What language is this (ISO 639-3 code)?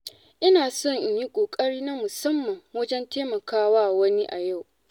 hau